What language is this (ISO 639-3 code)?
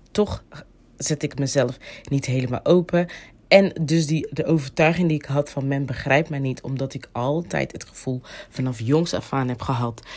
nld